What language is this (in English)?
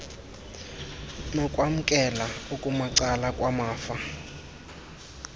Xhosa